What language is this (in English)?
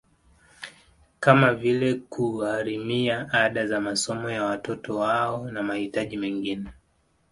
Swahili